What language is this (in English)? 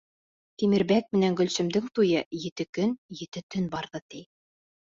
Bashkir